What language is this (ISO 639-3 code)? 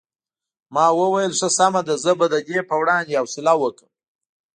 pus